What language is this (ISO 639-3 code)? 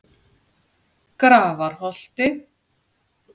isl